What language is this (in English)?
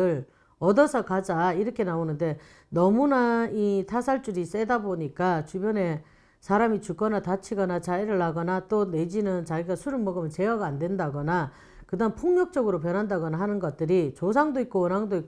Korean